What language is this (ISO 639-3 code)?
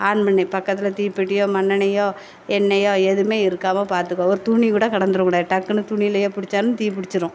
tam